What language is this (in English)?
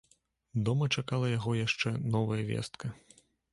Belarusian